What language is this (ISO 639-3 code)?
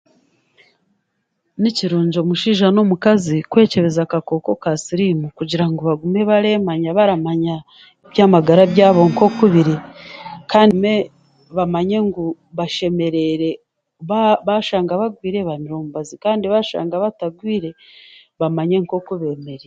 cgg